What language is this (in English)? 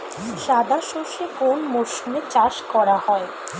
Bangla